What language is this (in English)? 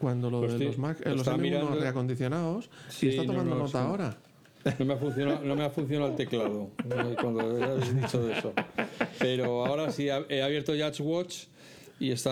Spanish